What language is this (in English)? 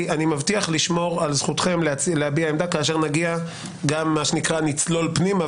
Hebrew